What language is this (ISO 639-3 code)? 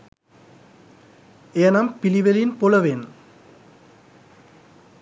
sin